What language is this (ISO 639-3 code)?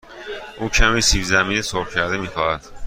fas